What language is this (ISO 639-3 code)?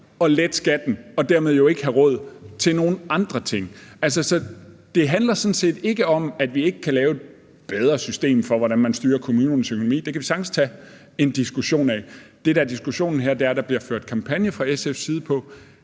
dan